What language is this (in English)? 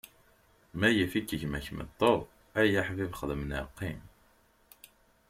Kabyle